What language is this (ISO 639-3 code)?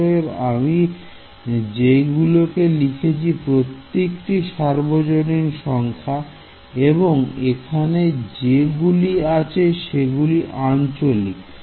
ben